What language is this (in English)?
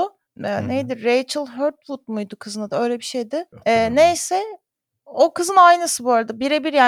Turkish